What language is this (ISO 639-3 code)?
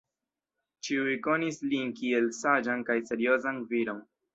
epo